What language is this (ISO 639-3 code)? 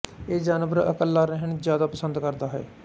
pan